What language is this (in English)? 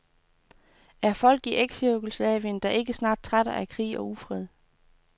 Danish